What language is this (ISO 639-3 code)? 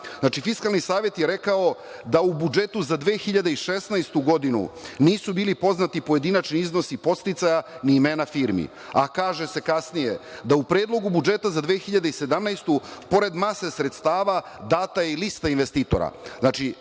srp